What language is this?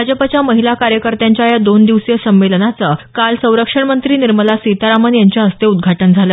Marathi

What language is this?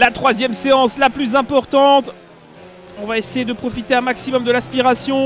French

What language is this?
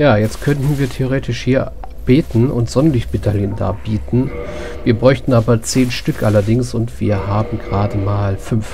German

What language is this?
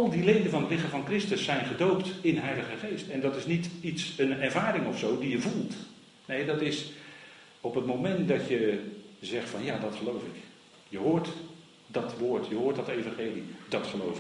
Dutch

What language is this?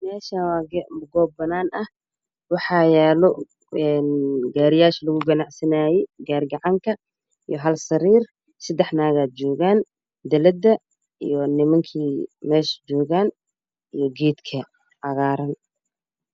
Somali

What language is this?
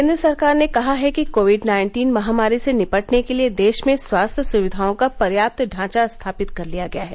Hindi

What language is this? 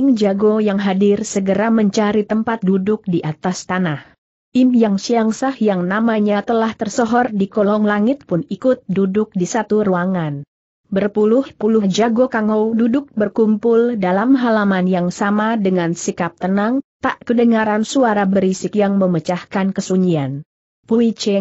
Indonesian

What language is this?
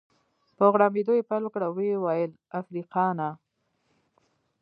Pashto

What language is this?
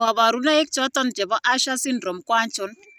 Kalenjin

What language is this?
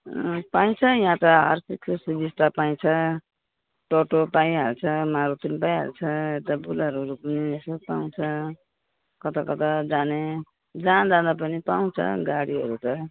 Nepali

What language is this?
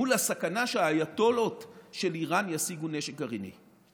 Hebrew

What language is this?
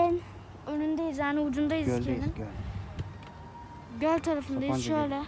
Turkish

